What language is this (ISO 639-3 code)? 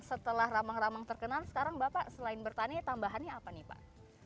ind